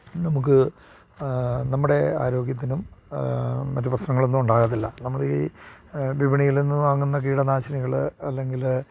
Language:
Malayalam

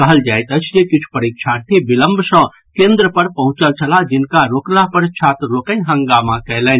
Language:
Maithili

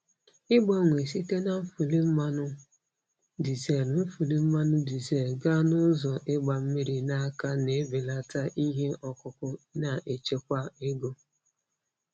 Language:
Igbo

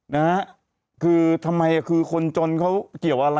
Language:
Thai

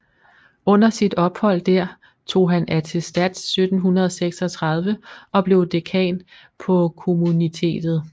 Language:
Danish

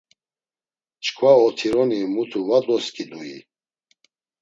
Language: Laz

